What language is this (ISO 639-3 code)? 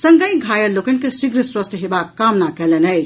mai